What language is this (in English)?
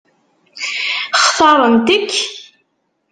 Kabyle